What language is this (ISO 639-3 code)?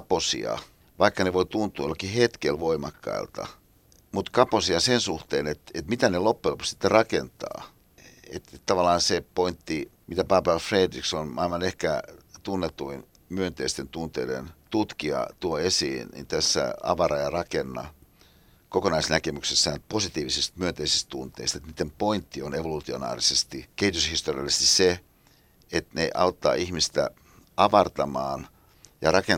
fin